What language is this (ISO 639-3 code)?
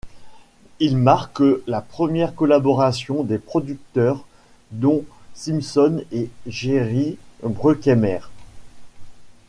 fra